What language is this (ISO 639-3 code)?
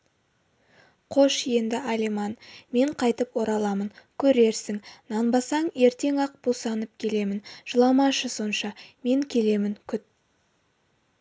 kaz